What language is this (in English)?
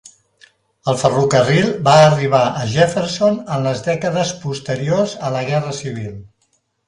Catalan